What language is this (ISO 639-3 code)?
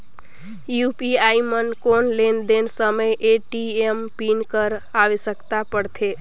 hne